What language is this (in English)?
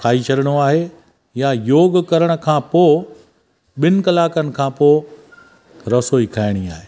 Sindhi